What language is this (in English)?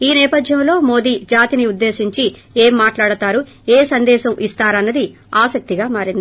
Telugu